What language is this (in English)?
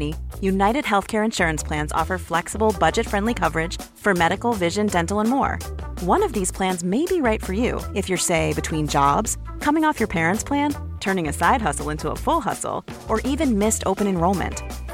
Swedish